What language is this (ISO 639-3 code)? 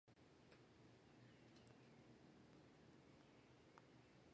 zho